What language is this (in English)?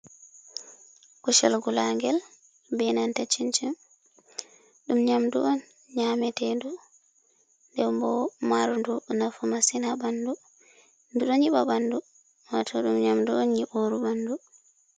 Fula